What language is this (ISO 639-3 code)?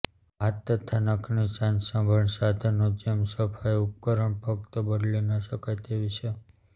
guj